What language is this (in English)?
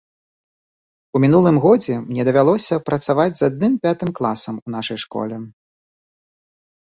Belarusian